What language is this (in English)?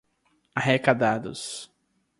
Portuguese